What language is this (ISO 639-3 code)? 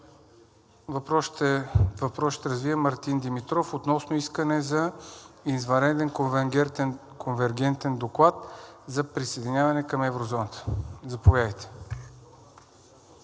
bul